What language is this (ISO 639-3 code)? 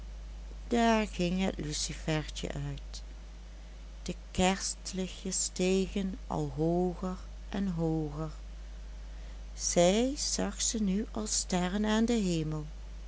nld